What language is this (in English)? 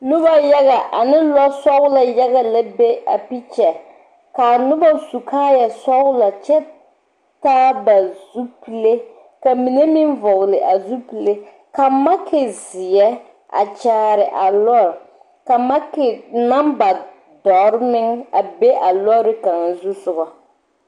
Southern Dagaare